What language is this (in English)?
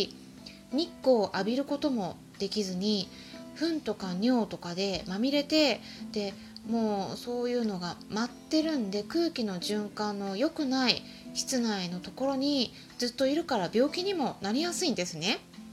Japanese